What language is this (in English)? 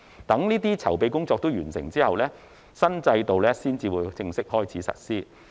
Cantonese